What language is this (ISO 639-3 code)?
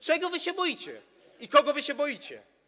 pol